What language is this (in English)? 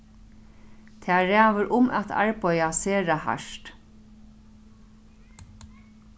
Faroese